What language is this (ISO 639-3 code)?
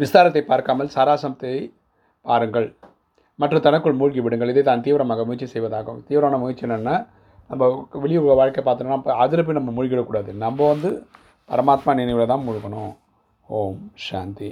tam